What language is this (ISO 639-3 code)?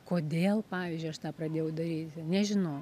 lit